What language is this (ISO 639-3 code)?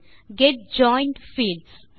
tam